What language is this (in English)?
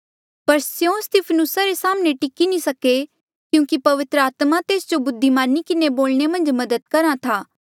Mandeali